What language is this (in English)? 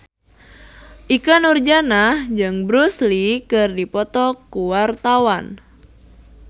Sundanese